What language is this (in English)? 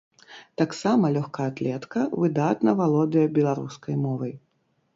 Belarusian